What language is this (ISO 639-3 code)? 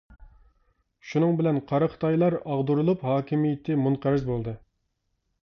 uig